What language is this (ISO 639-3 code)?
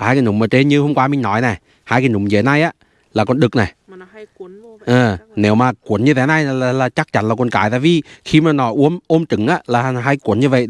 vie